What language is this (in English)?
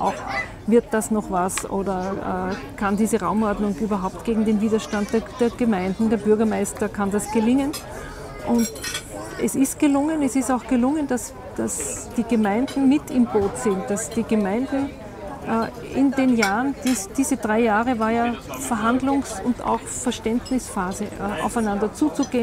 German